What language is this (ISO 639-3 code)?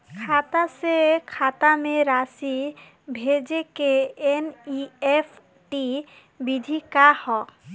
bho